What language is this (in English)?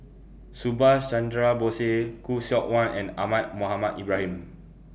English